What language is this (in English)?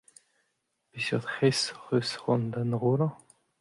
Breton